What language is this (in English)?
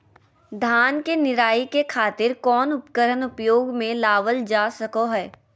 Magahi